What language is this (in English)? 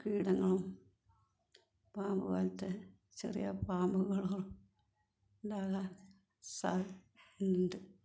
Malayalam